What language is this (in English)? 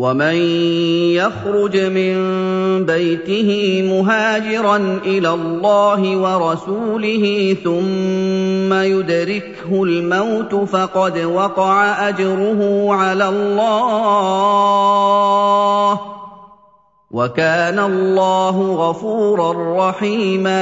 Arabic